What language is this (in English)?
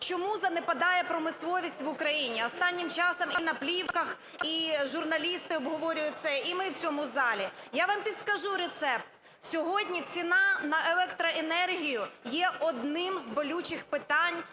Ukrainian